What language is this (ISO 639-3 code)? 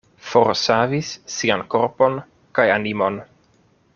epo